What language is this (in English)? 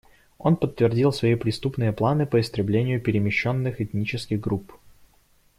Russian